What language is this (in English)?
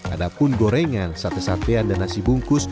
Indonesian